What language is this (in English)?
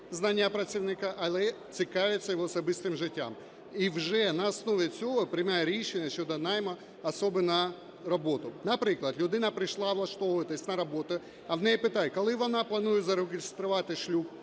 Ukrainian